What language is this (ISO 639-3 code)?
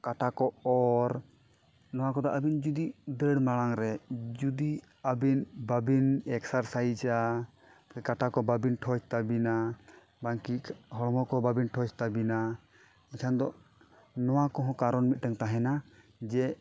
sat